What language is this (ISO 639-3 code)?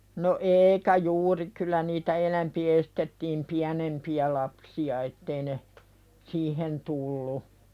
fin